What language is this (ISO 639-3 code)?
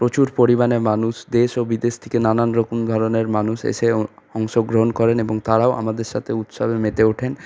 ben